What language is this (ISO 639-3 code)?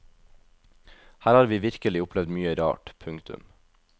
nor